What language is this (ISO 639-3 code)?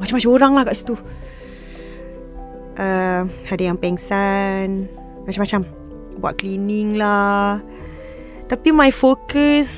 msa